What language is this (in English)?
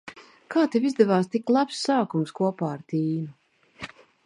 Latvian